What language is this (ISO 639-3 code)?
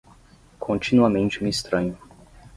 por